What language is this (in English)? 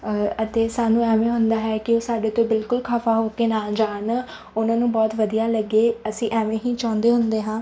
Punjabi